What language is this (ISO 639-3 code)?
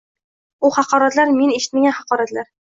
uzb